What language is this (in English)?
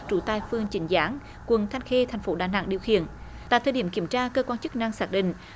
Vietnamese